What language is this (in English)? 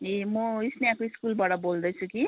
Nepali